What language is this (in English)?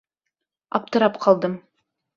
Bashkir